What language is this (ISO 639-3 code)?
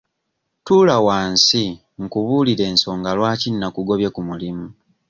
lug